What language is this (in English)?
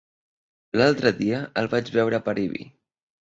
Catalan